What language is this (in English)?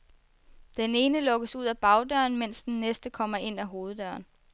Danish